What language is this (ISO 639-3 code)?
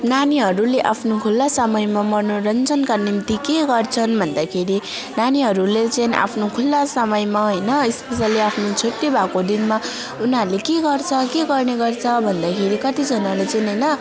nep